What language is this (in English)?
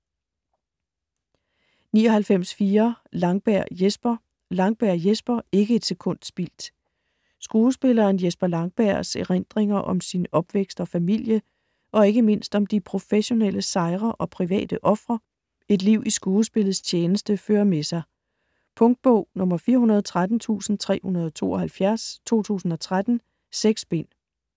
Danish